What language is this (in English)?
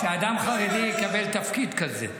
Hebrew